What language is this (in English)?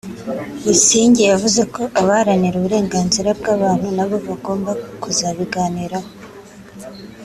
Kinyarwanda